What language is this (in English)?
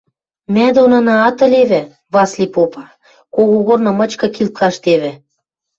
Western Mari